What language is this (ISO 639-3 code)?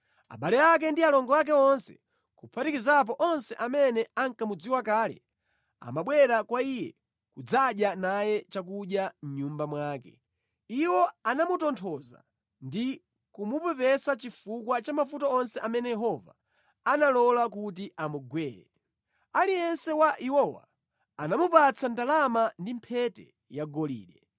nya